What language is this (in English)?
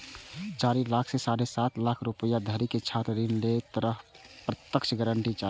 Maithili